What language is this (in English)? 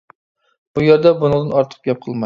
Uyghur